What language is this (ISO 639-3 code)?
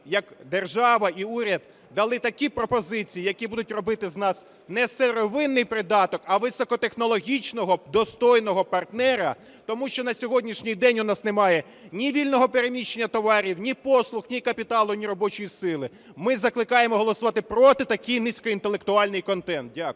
ukr